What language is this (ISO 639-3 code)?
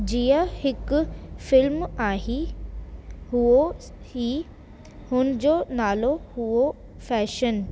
snd